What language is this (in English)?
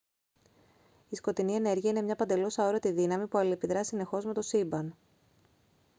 Greek